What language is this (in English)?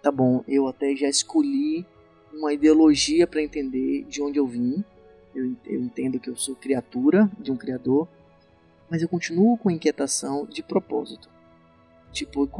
Portuguese